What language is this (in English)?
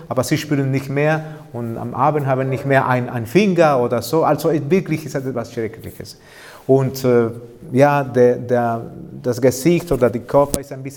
German